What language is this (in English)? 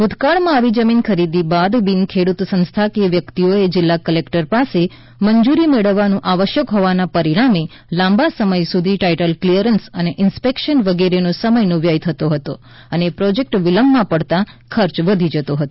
Gujarati